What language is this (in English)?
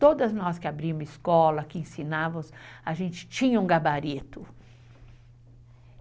Portuguese